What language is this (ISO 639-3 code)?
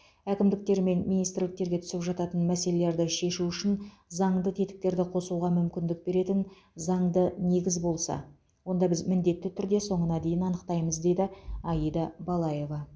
kaz